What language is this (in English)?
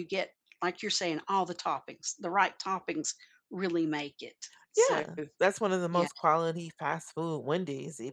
English